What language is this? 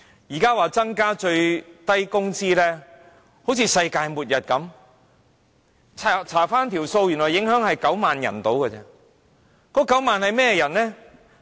Cantonese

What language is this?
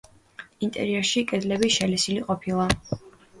Georgian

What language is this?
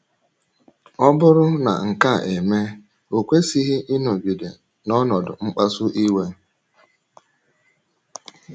Igbo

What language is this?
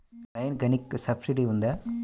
Telugu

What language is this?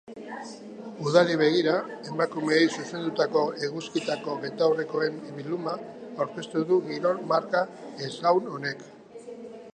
Basque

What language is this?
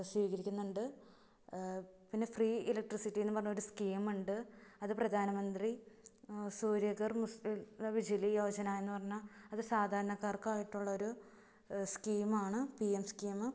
Malayalam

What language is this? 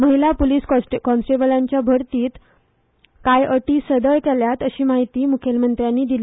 Konkani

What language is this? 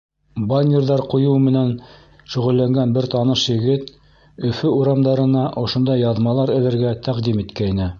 Bashkir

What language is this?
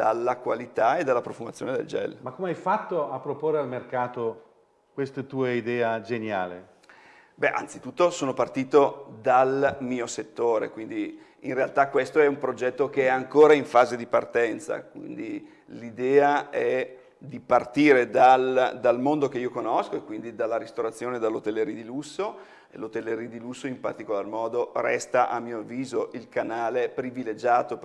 Italian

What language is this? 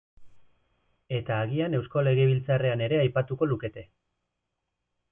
Basque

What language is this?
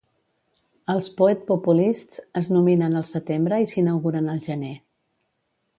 Catalan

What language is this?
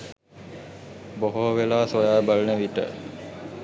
Sinhala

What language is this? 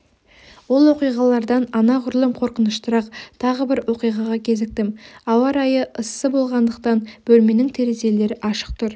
Kazakh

